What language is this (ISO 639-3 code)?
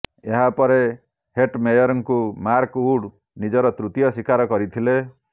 ori